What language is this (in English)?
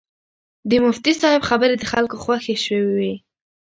Pashto